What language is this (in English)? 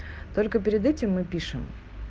Russian